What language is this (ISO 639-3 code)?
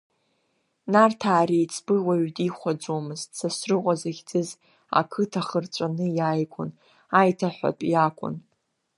abk